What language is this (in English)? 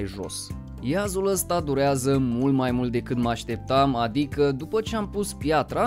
Romanian